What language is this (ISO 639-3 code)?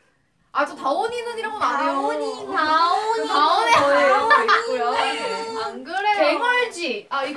kor